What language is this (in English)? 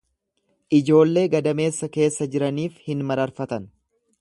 Oromo